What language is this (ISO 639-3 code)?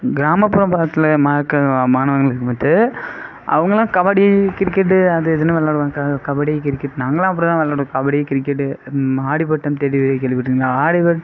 tam